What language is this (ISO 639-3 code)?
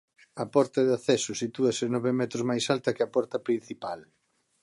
glg